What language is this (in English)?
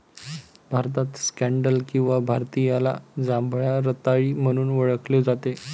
Marathi